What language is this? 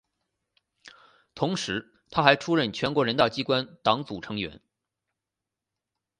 Chinese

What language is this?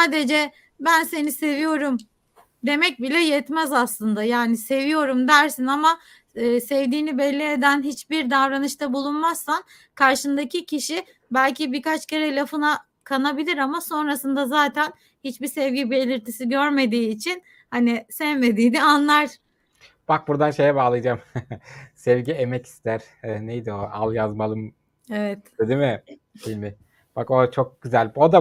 Turkish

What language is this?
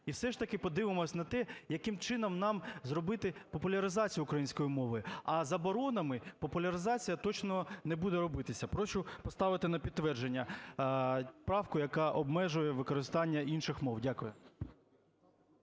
Ukrainian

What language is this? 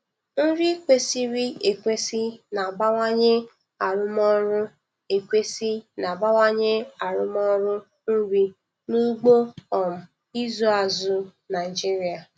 Igbo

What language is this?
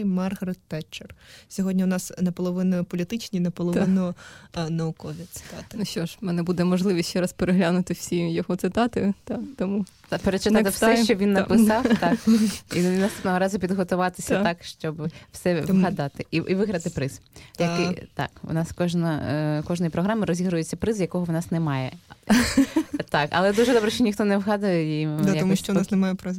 Ukrainian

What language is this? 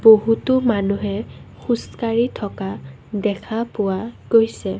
Assamese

